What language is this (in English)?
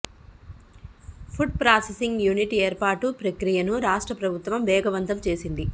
Telugu